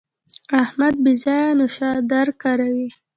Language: Pashto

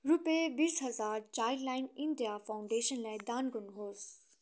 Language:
Nepali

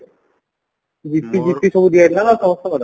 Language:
Odia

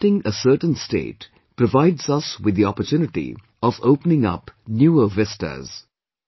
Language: English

